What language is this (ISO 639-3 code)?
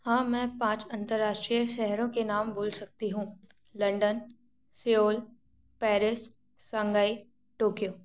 hin